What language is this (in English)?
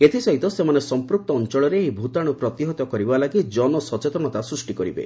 Odia